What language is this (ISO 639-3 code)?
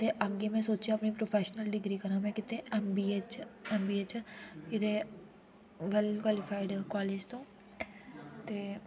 doi